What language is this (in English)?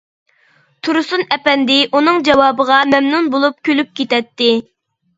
Uyghur